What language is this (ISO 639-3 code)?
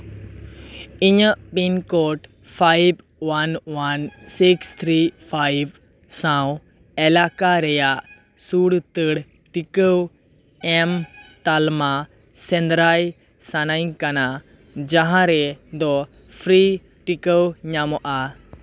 sat